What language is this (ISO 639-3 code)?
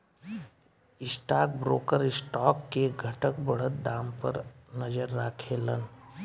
bho